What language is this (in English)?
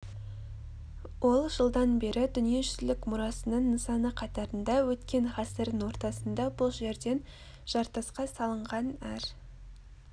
Kazakh